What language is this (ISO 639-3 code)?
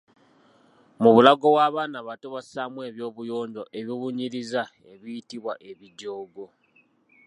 lug